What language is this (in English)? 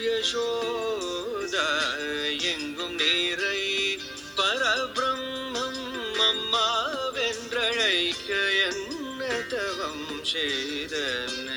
Malayalam